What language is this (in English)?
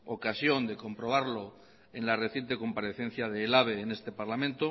Spanish